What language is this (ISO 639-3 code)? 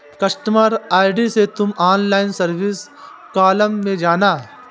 hin